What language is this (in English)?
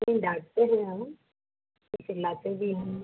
Hindi